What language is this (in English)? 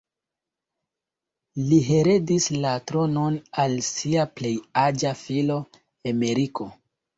Esperanto